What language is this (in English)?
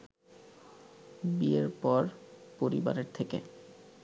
Bangla